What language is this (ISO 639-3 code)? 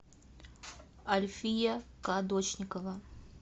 rus